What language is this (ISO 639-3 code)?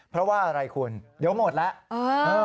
tha